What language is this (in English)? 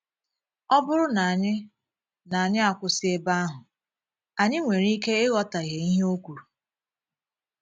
Igbo